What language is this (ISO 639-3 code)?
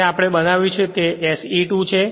guj